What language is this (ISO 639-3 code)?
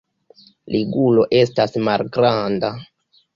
epo